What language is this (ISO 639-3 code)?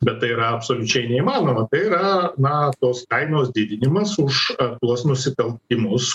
lit